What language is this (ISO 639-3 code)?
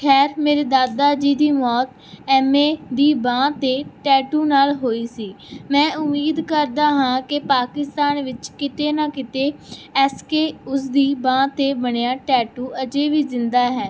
pan